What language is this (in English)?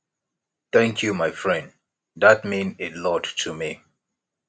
Nigerian Pidgin